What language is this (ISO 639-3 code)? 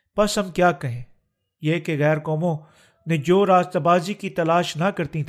urd